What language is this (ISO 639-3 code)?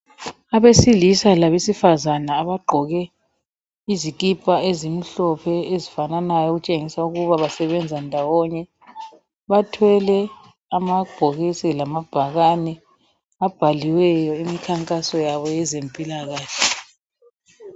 nde